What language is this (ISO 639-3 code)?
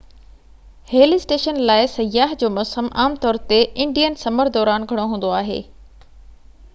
snd